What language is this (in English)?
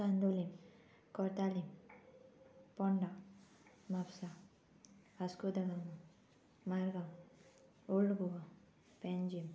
Konkani